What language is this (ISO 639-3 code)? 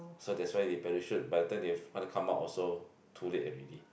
eng